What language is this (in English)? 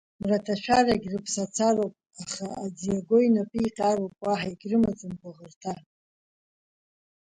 Abkhazian